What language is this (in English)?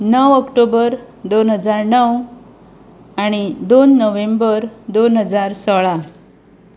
Konkani